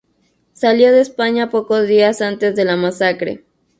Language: Spanish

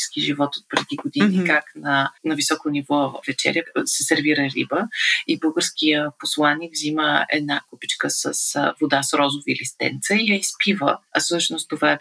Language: Bulgarian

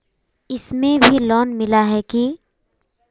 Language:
Magahi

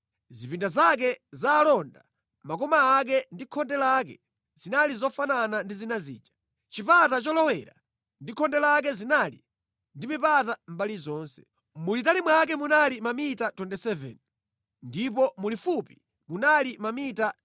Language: Nyanja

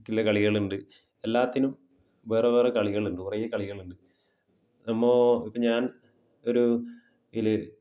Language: Malayalam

